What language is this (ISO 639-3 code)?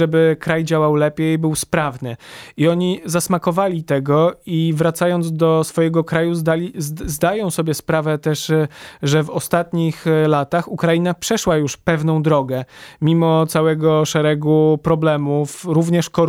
pol